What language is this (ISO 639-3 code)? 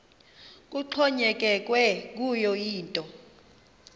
xho